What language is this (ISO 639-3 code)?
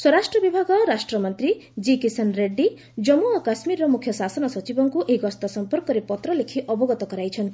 ori